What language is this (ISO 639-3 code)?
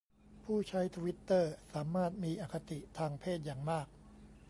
tha